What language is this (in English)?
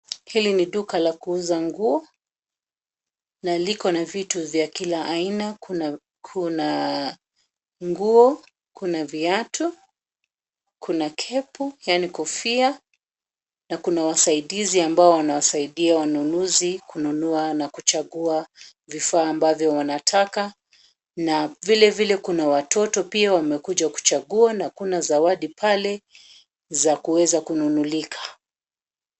Swahili